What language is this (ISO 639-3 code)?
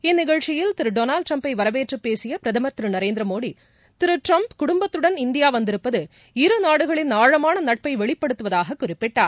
tam